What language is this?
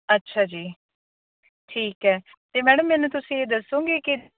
Punjabi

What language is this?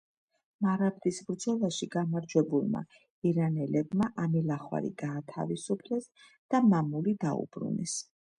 Georgian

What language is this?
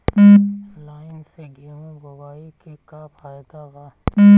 Bhojpuri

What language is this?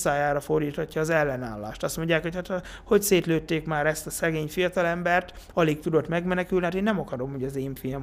Hungarian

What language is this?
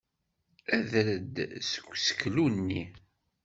Kabyle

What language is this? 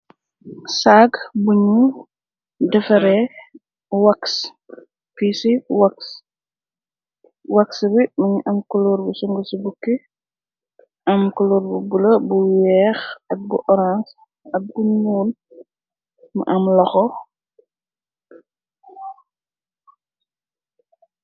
Wolof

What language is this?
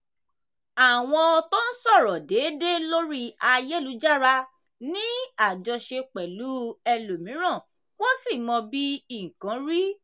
Yoruba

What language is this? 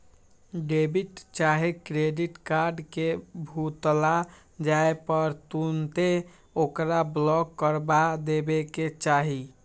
Magahi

